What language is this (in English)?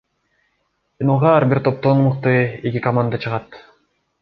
Kyrgyz